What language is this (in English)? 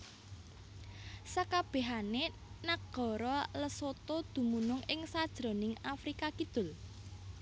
Javanese